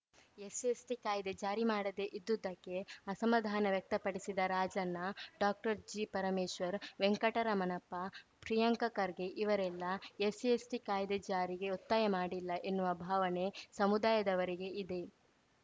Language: Kannada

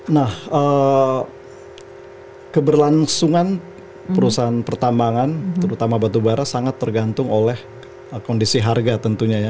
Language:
Indonesian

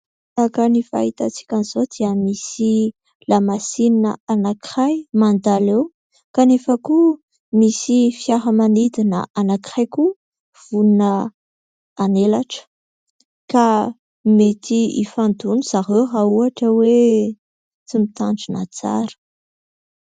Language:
Malagasy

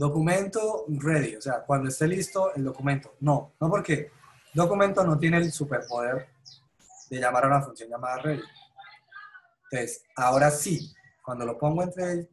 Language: Spanish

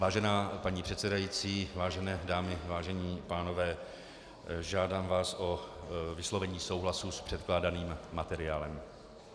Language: Czech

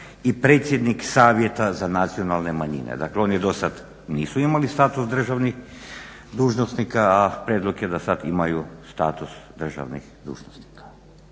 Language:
Croatian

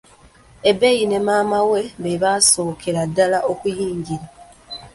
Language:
Ganda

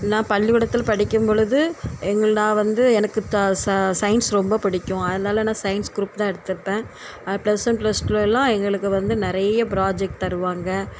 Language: Tamil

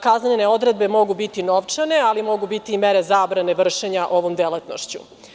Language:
Serbian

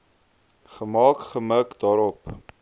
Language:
Afrikaans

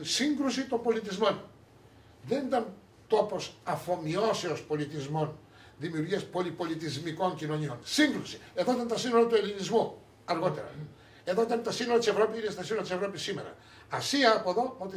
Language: Greek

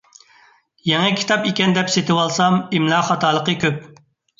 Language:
Uyghur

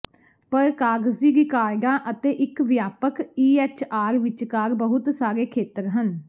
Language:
Punjabi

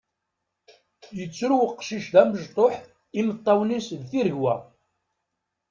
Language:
Kabyle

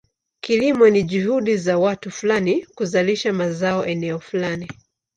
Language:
Swahili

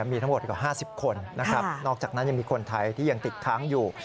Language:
Thai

